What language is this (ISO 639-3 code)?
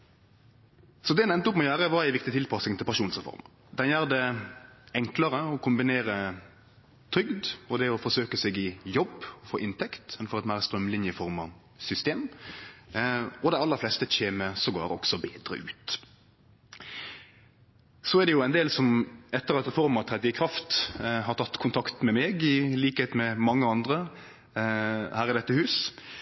nno